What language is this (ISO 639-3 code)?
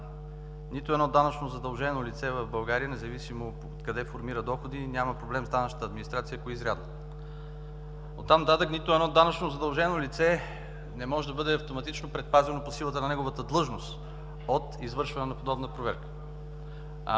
bul